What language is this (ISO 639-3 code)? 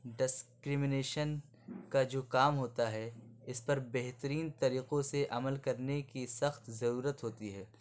urd